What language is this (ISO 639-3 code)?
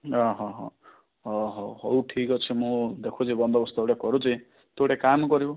ori